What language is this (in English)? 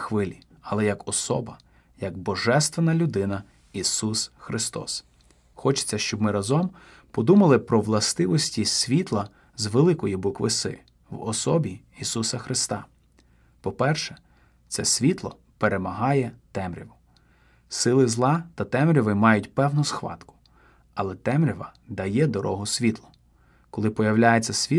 Ukrainian